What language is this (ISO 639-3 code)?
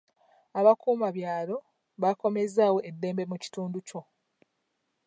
lug